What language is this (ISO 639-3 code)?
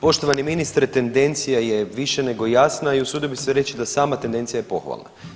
hrv